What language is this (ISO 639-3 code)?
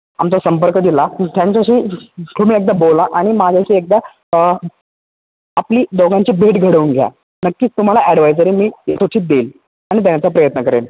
mar